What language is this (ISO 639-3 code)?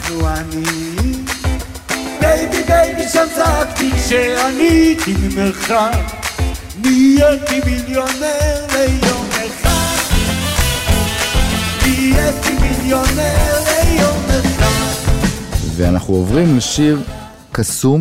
heb